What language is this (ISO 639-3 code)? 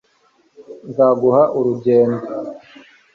kin